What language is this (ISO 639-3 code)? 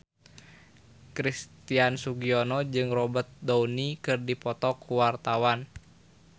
sun